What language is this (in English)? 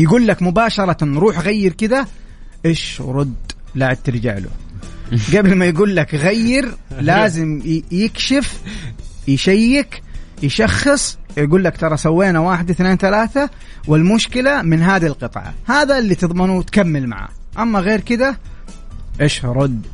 Arabic